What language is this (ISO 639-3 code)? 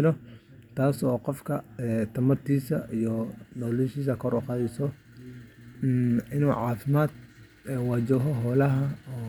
som